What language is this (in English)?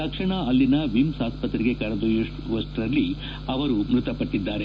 Kannada